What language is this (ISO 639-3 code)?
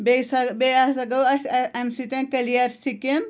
kas